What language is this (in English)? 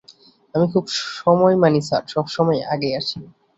Bangla